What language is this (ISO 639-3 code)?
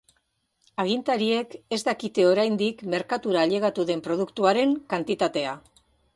eus